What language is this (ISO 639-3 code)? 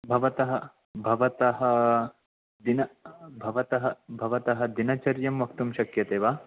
san